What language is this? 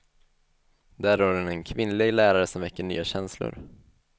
Swedish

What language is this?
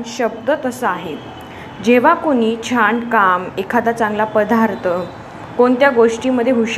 Marathi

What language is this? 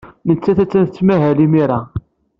Kabyle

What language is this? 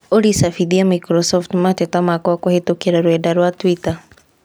Kikuyu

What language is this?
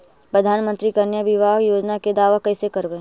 Magahi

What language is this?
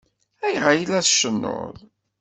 Kabyle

